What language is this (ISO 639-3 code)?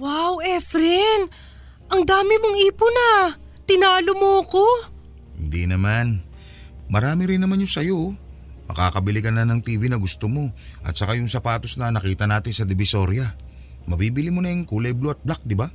fil